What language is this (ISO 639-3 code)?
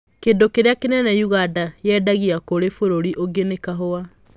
kik